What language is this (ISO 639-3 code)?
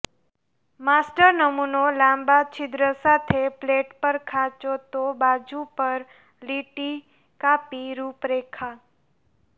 guj